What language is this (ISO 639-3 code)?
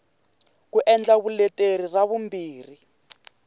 tso